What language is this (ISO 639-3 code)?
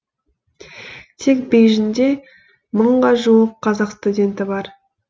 kaz